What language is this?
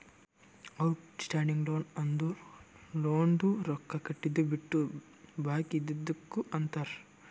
Kannada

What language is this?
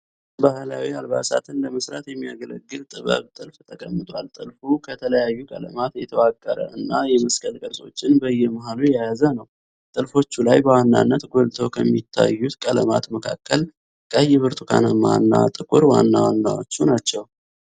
Amharic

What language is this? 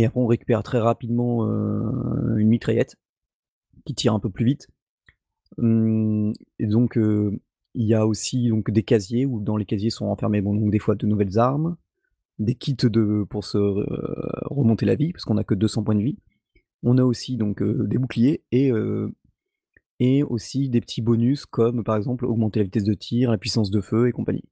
French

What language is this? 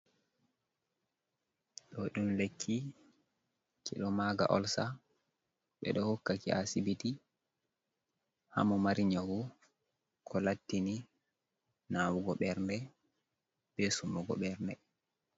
Fula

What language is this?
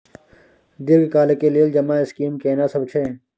Maithili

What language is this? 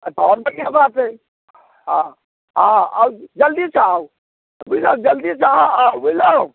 Maithili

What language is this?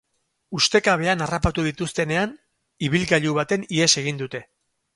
Basque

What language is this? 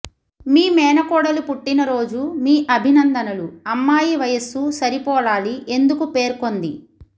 Telugu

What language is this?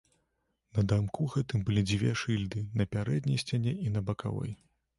Belarusian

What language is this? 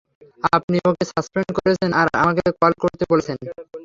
Bangla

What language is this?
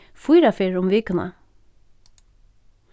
Faroese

